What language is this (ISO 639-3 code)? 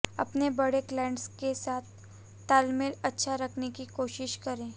hin